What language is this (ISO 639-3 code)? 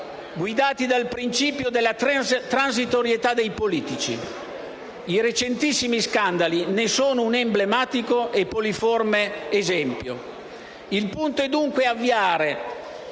ita